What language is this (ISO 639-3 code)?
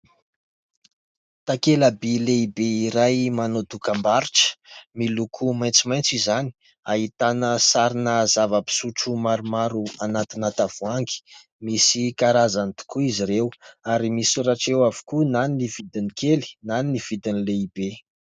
mlg